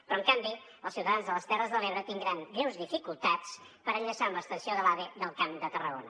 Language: Catalan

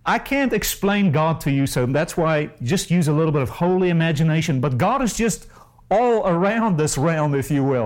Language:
English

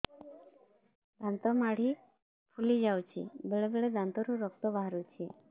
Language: Odia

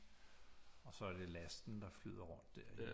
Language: Danish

